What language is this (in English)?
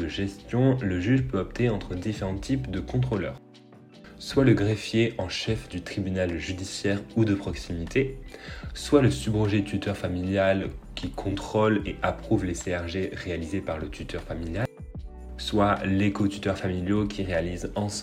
French